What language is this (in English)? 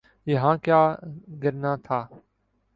Urdu